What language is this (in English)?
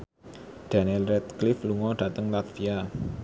Javanese